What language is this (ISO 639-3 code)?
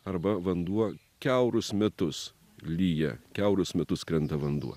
lit